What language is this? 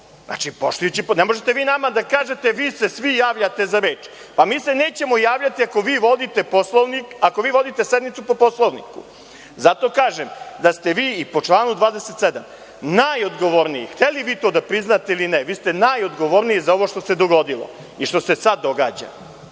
Serbian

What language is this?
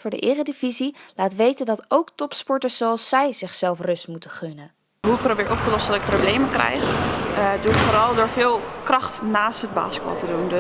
Dutch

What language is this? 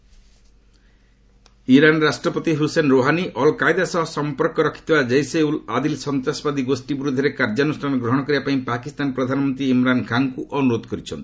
Odia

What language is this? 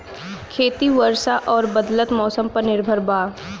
Bhojpuri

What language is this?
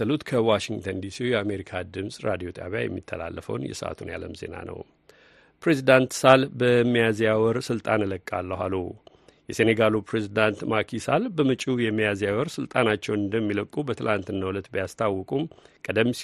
Amharic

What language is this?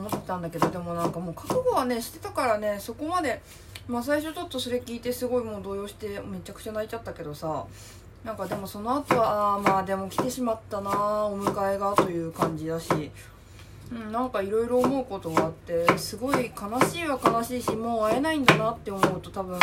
Japanese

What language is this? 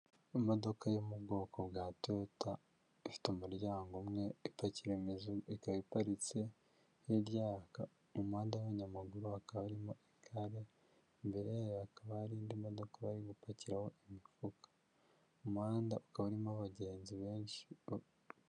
Kinyarwanda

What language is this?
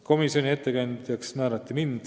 Estonian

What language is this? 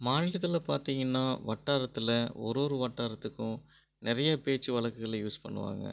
Tamil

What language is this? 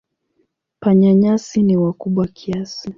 Swahili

